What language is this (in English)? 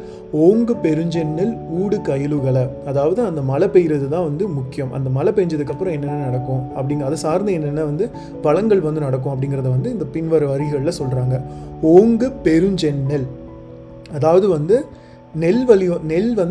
Tamil